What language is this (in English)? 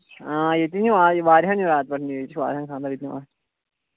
Kashmiri